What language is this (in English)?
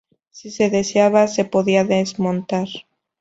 Spanish